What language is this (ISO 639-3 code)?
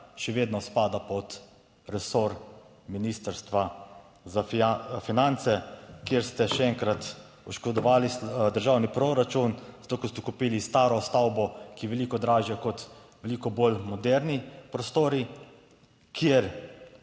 slv